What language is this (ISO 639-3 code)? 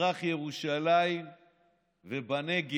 heb